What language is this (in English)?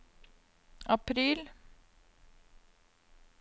Norwegian